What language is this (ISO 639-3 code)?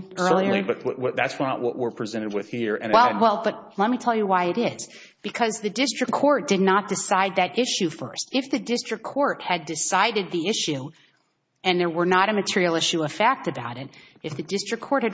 eng